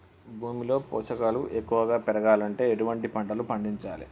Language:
Telugu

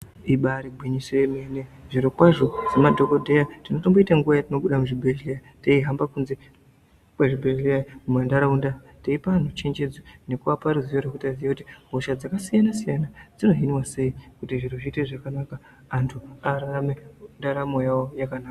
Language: Ndau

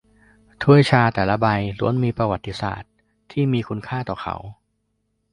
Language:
Thai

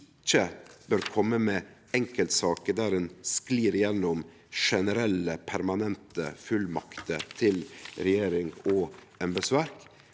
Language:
Norwegian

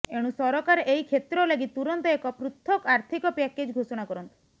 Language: Odia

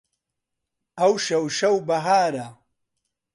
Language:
Central Kurdish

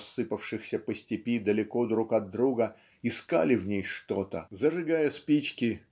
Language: Russian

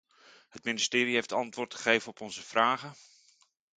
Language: Dutch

